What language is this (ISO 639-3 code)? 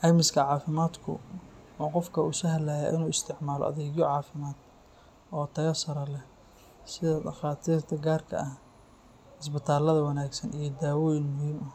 som